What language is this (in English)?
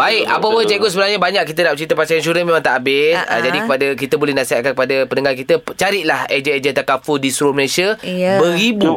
Malay